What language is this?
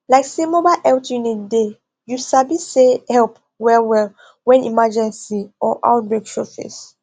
Nigerian Pidgin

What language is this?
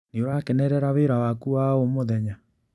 Kikuyu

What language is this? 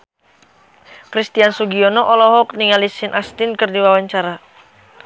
Sundanese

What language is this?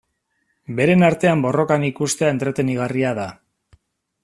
Basque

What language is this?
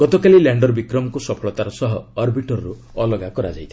Odia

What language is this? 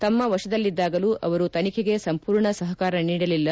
Kannada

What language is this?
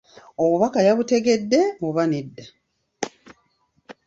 Ganda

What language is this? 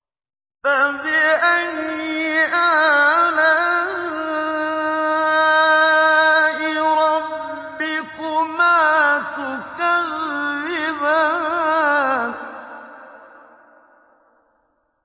Arabic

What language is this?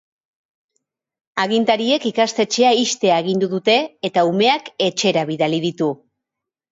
Basque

